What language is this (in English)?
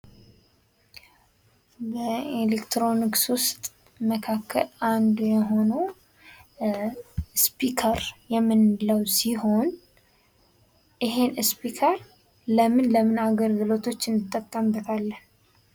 Amharic